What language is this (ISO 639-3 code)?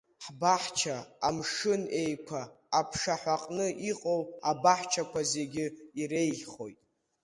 abk